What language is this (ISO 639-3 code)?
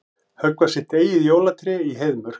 isl